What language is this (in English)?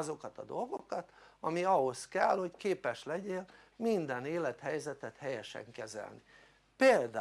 Hungarian